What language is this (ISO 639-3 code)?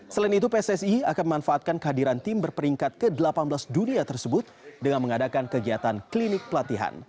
ind